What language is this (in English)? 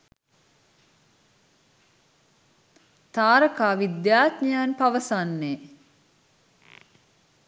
Sinhala